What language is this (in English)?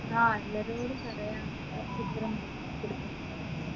Malayalam